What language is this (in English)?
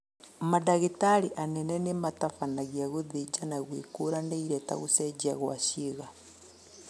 Kikuyu